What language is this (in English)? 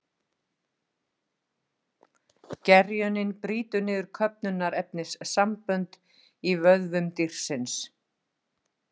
Icelandic